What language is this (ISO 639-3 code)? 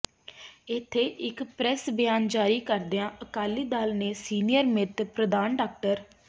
pan